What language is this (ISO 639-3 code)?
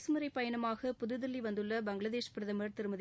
tam